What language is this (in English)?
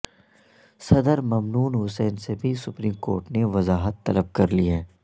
Urdu